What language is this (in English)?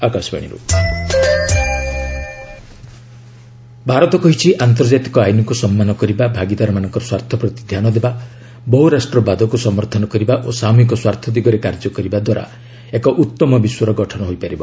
Odia